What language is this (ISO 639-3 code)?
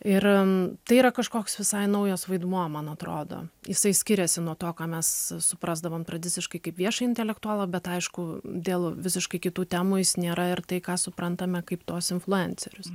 lit